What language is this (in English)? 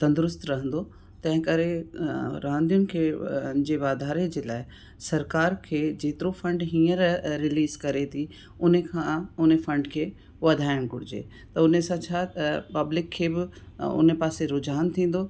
Sindhi